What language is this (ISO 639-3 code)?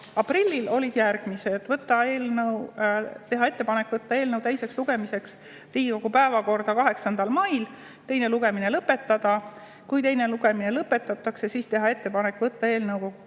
est